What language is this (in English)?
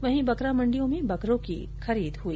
Hindi